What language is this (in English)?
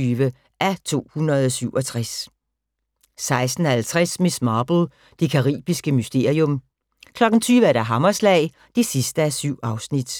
Danish